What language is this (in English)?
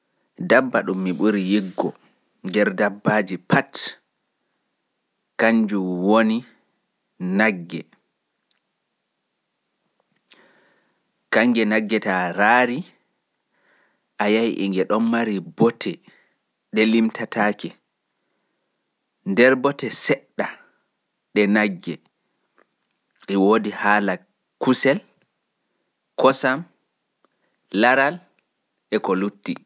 Pular